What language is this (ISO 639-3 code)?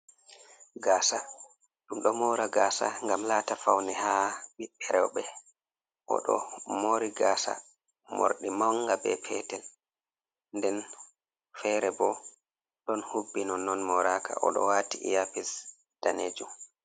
ful